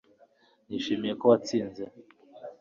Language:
Kinyarwanda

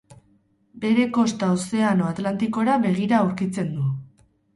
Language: Basque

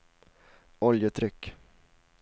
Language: Swedish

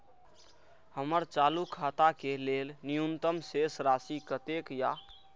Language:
Maithili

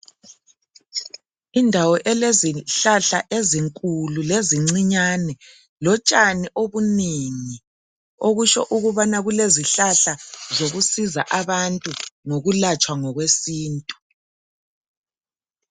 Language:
North Ndebele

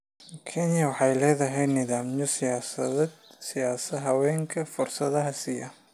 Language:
Somali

